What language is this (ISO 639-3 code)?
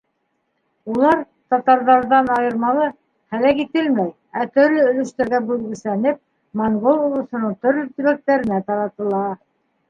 bak